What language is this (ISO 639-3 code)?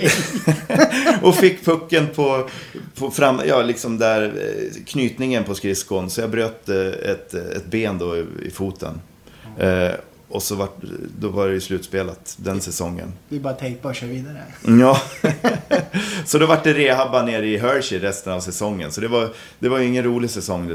swe